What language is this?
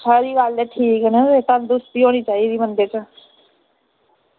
Dogri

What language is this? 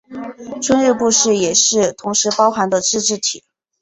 Chinese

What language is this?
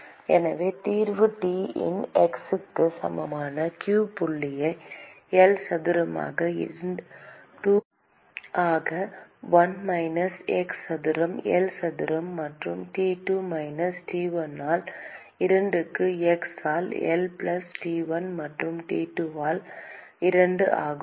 Tamil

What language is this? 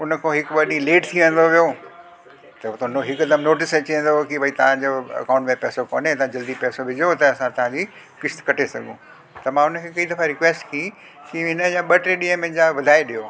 Sindhi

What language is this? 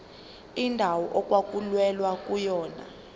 Zulu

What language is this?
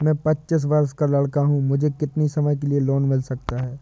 Hindi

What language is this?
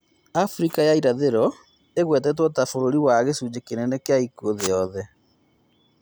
Kikuyu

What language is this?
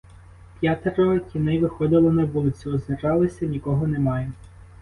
Ukrainian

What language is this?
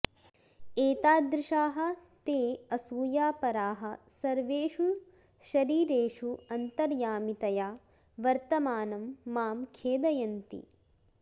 Sanskrit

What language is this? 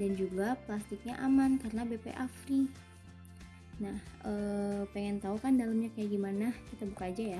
Indonesian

